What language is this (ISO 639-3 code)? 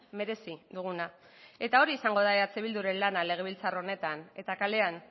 eus